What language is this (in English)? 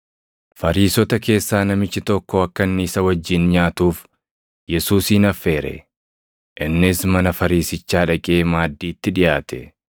Oromo